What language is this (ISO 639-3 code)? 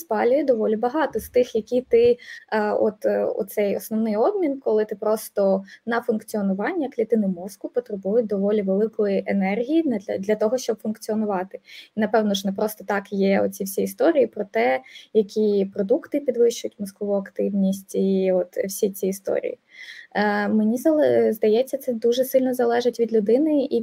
ukr